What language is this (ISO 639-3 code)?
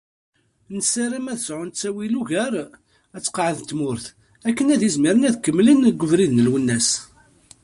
kab